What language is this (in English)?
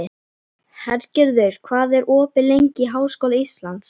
Icelandic